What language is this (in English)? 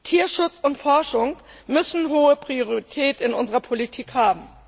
German